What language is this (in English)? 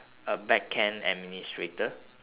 English